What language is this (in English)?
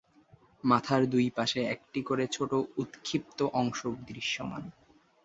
Bangla